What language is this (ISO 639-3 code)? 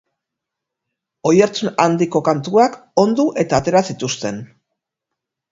eus